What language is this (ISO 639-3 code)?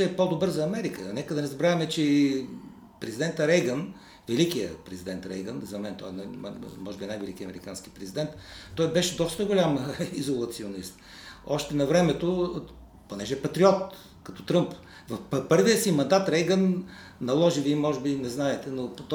bul